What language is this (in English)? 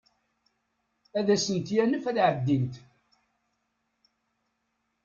Kabyle